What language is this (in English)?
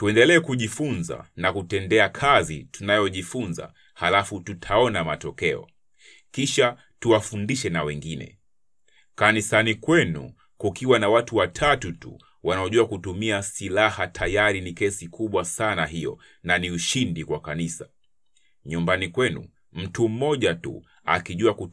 Swahili